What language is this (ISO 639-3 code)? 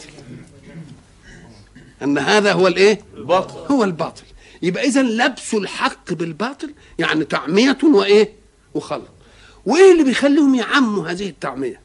ara